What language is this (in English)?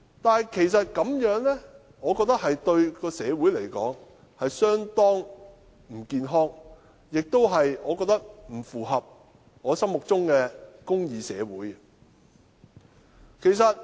Cantonese